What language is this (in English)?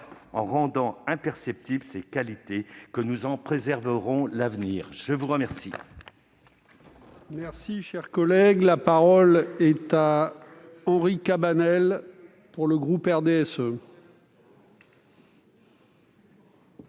French